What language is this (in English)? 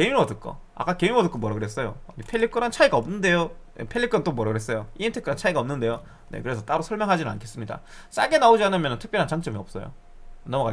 Korean